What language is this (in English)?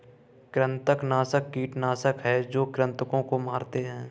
Hindi